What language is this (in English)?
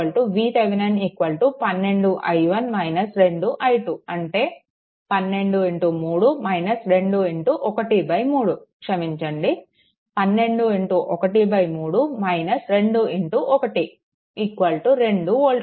Telugu